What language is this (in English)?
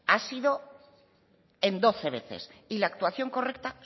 Spanish